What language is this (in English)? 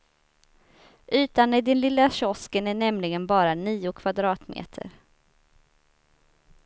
Swedish